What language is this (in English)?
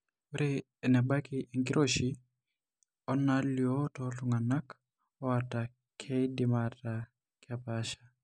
Masai